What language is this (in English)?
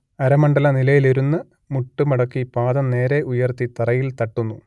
Malayalam